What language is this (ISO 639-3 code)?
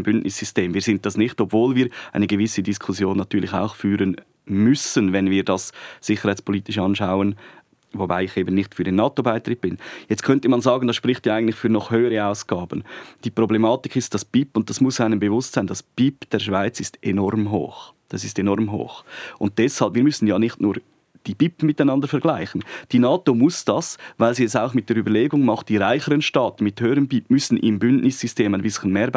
deu